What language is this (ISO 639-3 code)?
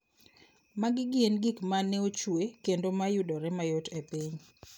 luo